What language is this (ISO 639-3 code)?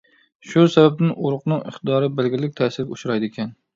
uig